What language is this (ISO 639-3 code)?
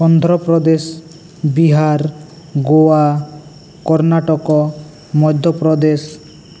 sat